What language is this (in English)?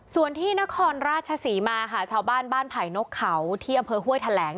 Thai